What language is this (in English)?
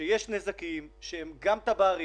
Hebrew